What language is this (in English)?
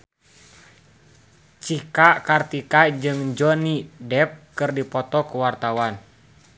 Sundanese